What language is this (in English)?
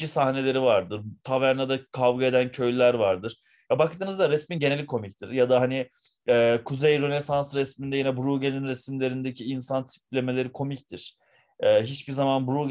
Turkish